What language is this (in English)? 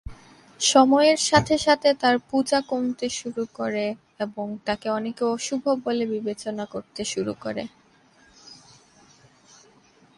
Bangla